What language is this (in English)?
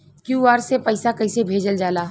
Bhojpuri